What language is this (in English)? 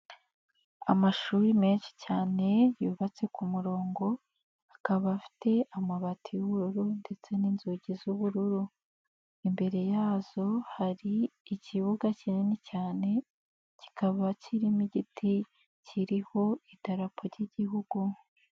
Kinyarwanda